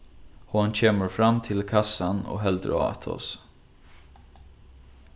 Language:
Faroese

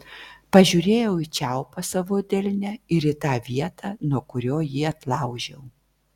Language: Lithuanian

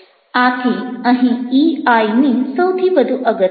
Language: Gujarati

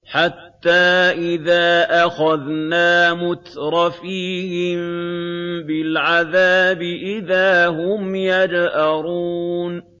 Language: Arabic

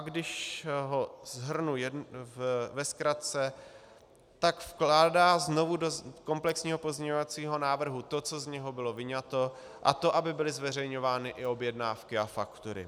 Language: Czech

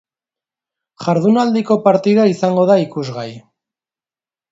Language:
Basque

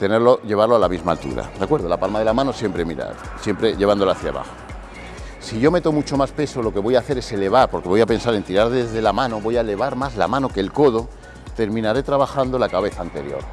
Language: Spanish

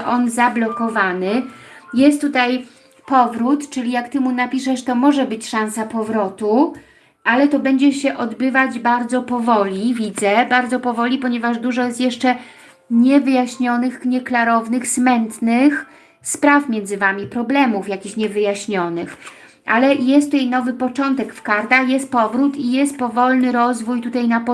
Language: Polish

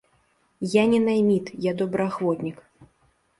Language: Belarusian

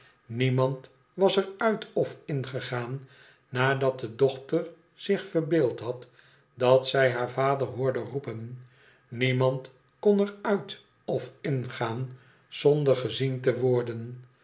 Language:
Dutch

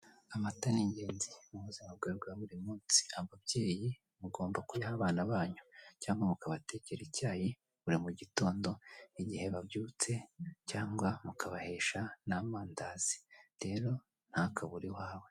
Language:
Kinyarwanda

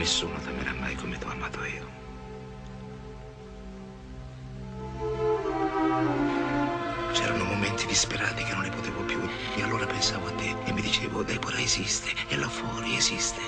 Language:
Italian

